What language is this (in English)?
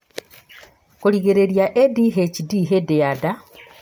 Kikuyu